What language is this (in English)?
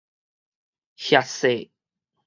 Min Nan Chinese